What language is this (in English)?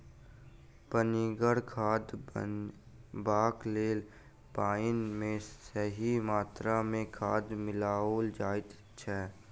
Maithili